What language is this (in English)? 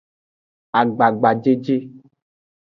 Aja (Benin)